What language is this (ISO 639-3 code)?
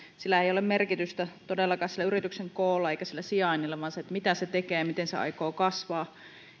fin